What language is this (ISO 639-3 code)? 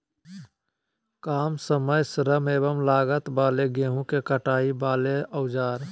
mag